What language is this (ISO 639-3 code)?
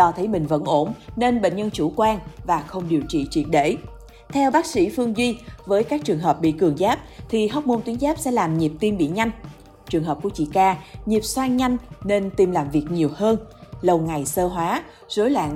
vie